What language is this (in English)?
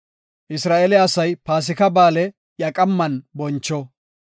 Gofa